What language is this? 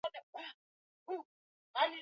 Swahili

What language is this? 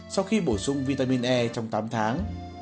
Vietnamese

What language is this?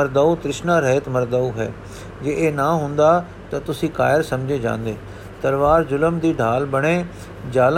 Punjabi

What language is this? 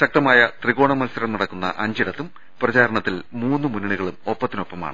Malayalam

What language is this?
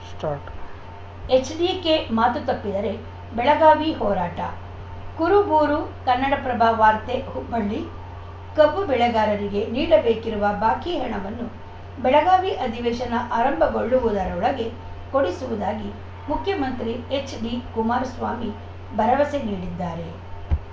Kannada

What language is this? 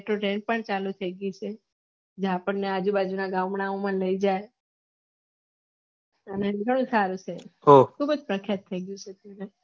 Gujarati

